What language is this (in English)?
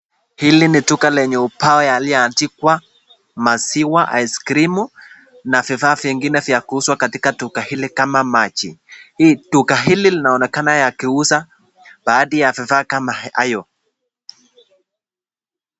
Swahili